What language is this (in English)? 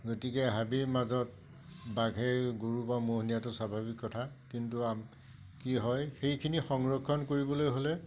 Assamese